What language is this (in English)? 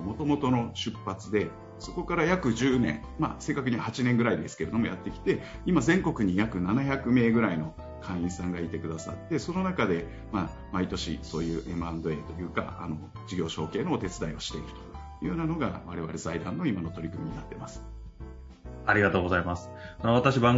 Japanese